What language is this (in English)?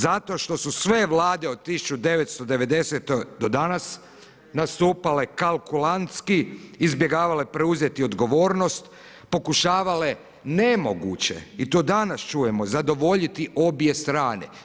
Croatian